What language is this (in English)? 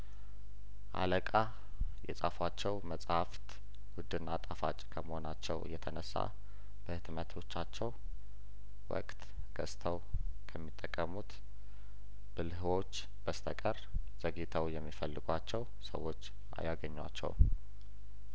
Amharic